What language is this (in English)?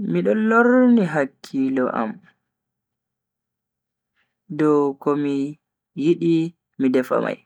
Bagirmi Fulfulde